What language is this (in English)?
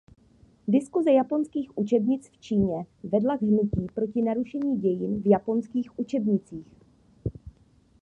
Czech